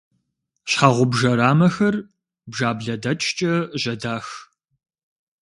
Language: Kabardian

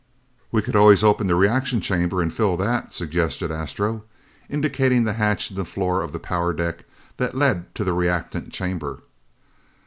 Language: English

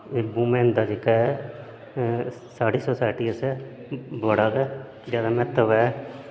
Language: Dogri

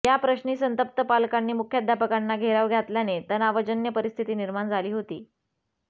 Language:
Marathi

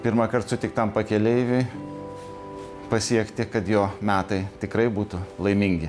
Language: Lithuanian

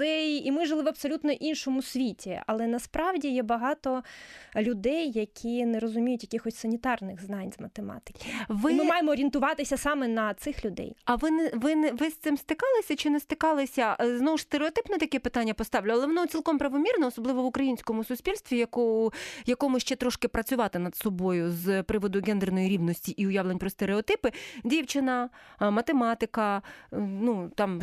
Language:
Ukrainian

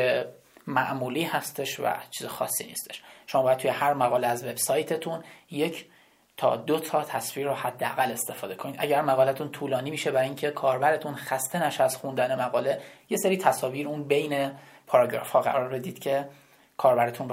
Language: Persian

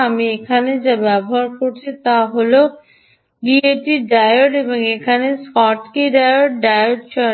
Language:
Bangla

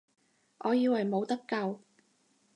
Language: Cantonese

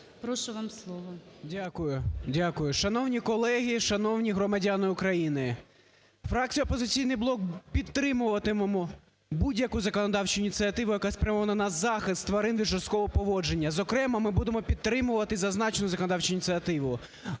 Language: Ukrainian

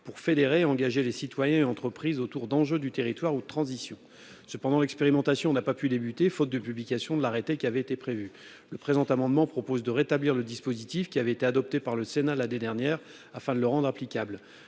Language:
French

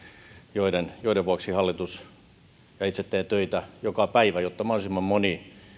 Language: Finnish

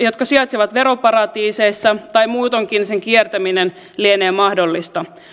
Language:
Finnish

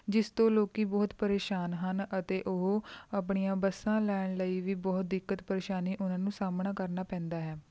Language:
Punjabi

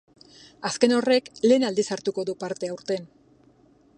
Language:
Basque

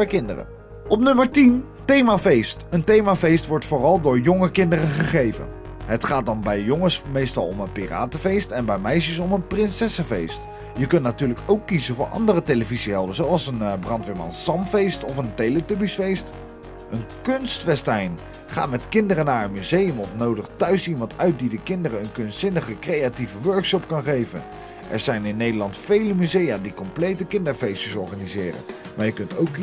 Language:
Dutch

